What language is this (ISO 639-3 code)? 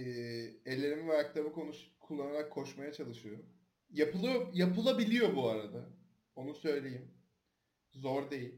tur